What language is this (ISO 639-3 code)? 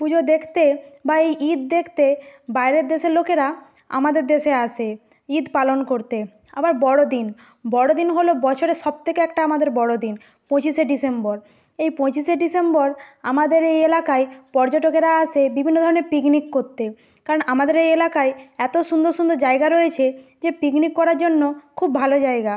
ben